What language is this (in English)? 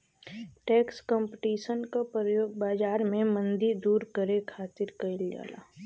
Bhojpuri